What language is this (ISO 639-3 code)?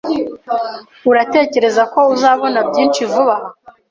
kin